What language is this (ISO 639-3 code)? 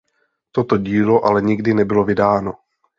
ces